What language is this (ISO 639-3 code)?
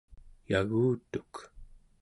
esu